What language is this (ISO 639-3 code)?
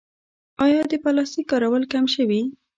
pus